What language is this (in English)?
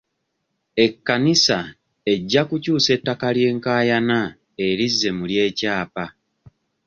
Ganda